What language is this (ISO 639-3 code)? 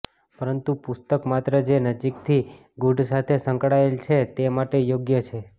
guj